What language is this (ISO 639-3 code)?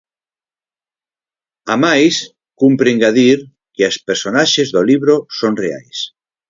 glg